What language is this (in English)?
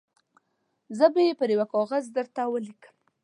Pashto